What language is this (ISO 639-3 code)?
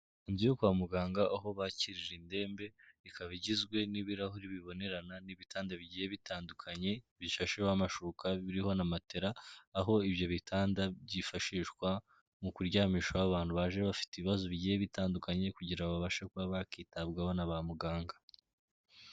kin